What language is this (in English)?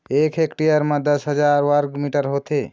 Chhattisgarhi